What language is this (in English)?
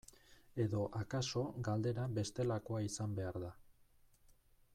Basque